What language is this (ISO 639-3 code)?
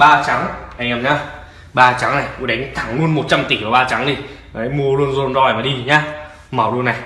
vie